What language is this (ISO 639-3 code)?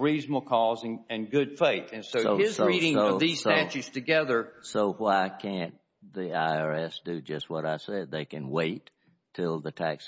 eng